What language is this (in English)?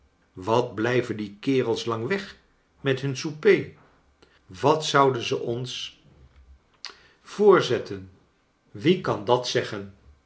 Dutch